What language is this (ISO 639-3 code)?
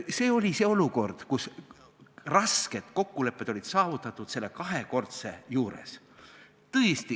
est